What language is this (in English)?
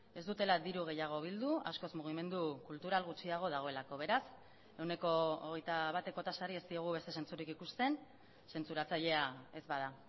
Basque